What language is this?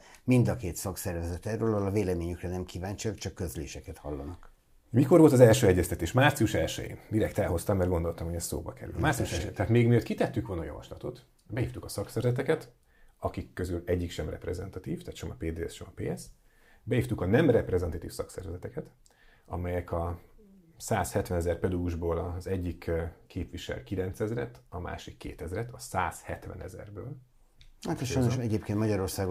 Hungarian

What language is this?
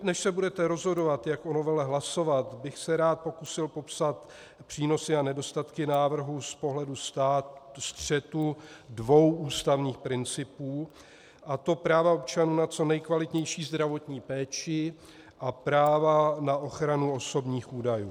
Czech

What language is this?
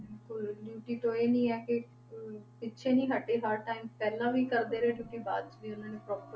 Punjabi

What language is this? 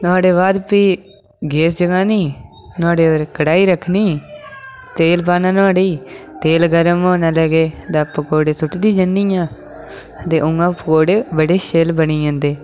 Dogri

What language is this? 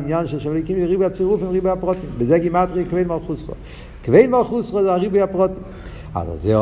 Hebrew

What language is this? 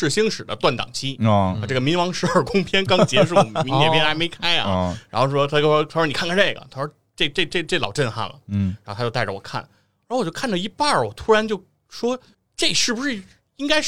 Chinese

